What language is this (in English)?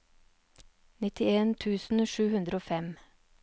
Norwegian